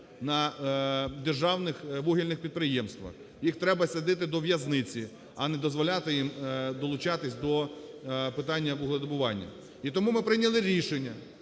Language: Ukrainian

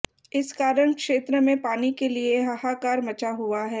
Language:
Hindi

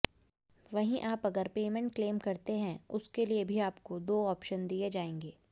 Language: Hindi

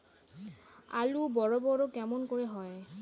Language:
Bangla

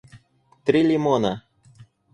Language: Russian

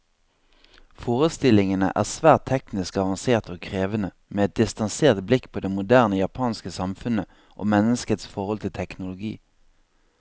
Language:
Norwegian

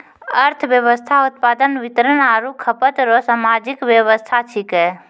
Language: Maithili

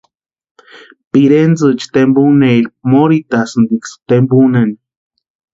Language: Western Highland Purepecha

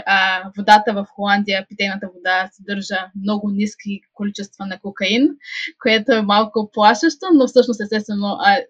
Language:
Bulgarian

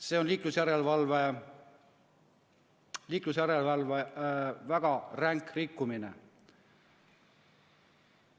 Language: Estonian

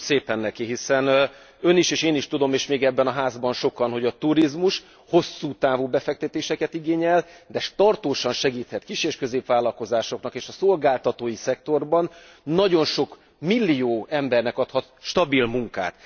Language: Hungarian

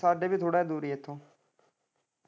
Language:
Punjabi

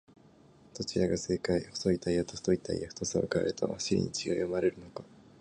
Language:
Japanese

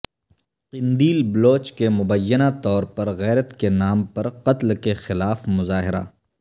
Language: Urdu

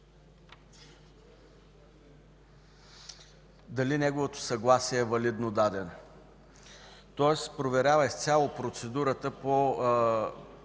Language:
Bulgarian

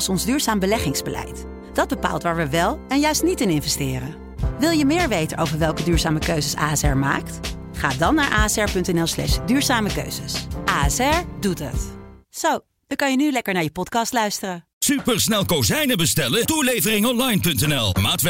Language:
Dutch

